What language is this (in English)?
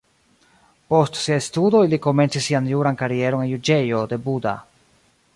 Esperanto